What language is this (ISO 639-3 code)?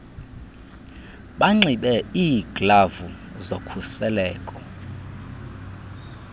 xho